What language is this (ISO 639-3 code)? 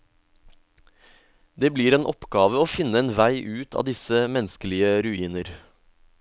nor